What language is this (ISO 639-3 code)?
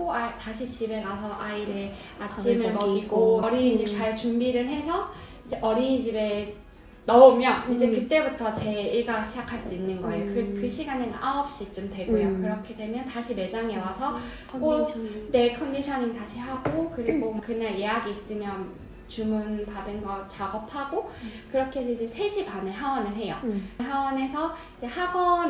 kor